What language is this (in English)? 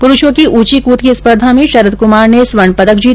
Hindi